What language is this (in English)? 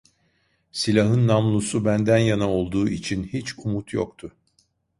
Turkish